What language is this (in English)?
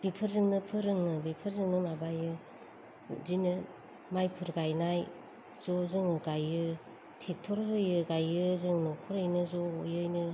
Bodo